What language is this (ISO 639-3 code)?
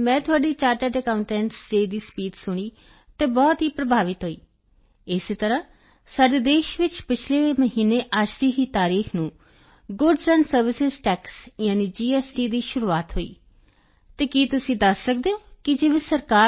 pan